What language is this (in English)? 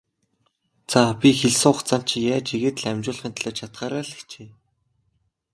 Mongolian